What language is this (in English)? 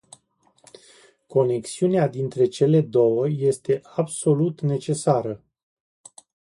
Romanian